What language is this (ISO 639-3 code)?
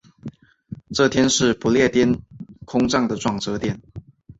zho